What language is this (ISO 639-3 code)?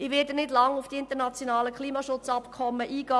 gsw